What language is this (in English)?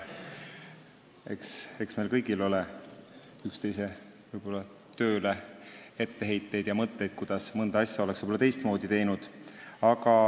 Estonian